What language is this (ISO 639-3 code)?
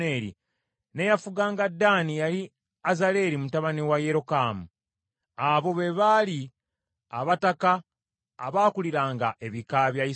lug